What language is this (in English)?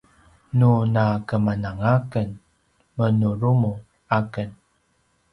Paiwan